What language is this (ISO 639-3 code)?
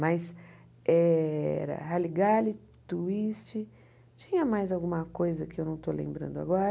por